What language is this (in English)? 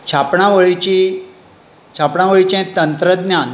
Konkani